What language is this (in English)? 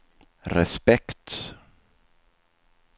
Swedish